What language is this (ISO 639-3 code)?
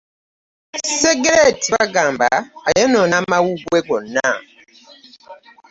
lug